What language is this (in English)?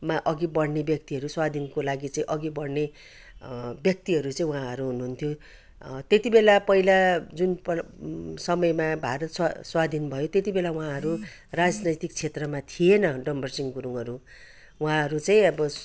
Nepali